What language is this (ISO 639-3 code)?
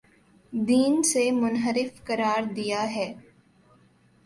urd